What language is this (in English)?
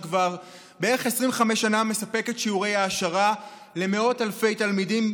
Hebrew